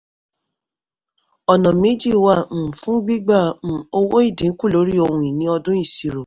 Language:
Yoruba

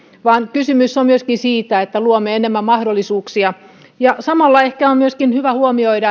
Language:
Finnish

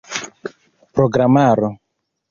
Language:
Esperanto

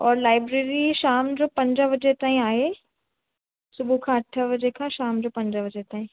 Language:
Sindhi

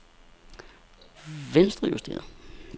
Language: Danish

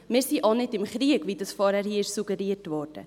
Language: Swiss German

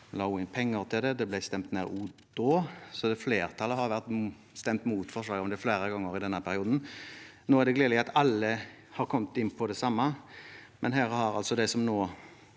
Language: Norwegian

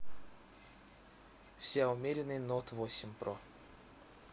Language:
Russian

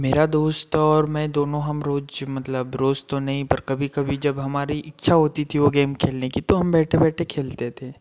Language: Hindi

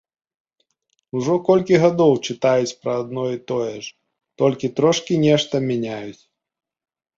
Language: Belarusian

